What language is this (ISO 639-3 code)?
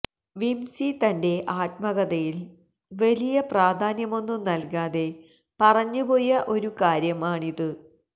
mal